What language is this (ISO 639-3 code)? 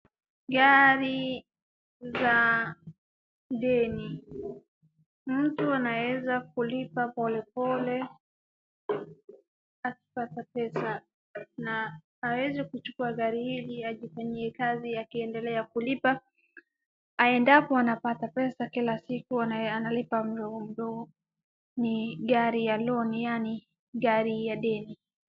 swa